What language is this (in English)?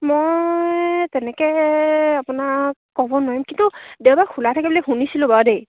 Assamese